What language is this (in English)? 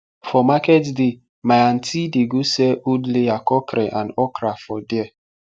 Nigerian Pidgin